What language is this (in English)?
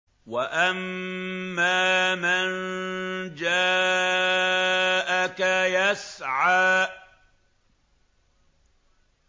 Arabic